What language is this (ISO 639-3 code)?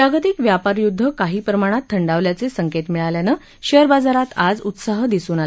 mar